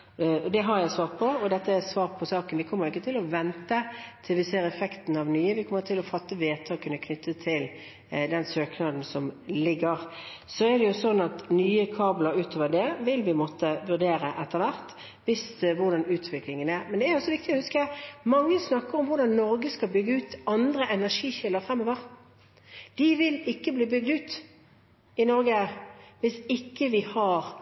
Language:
Norwegian Bokmål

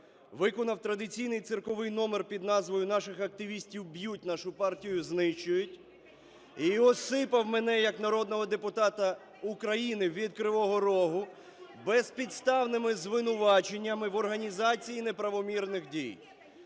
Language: Ukrainian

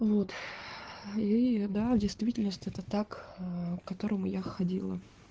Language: Russian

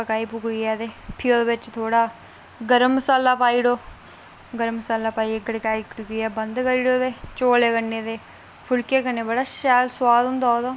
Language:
Dogri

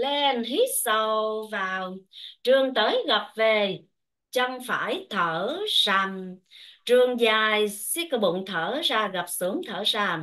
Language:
Vietnamese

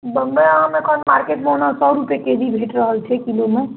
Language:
Maithili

